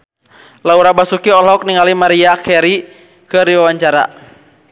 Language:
Sundanese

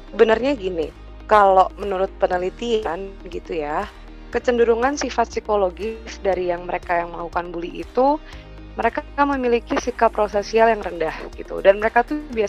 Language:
Indonesian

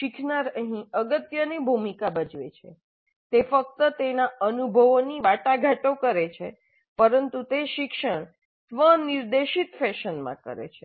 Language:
Gujarati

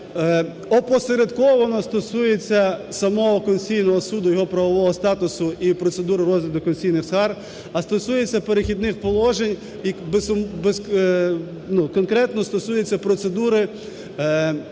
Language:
Ukrainian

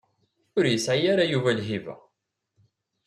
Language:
Kabyle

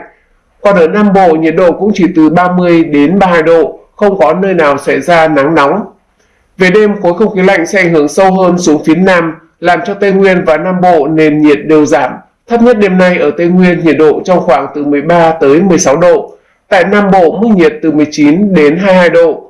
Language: Vietnamese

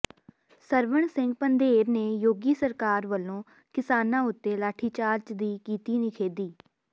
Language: Punjabi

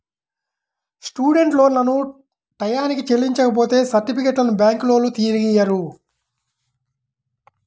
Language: Telugu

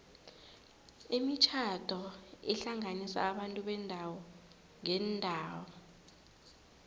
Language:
South Ndebele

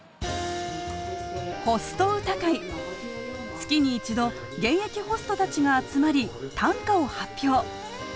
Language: Japanese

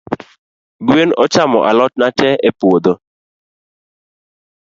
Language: Luo (Kenya and Tanzania)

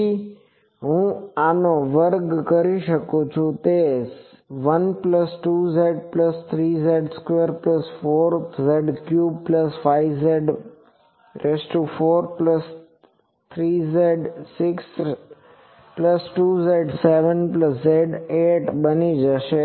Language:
Gujarati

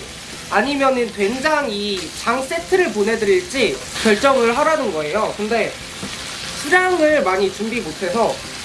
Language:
Korean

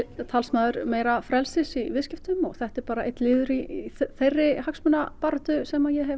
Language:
Icelandic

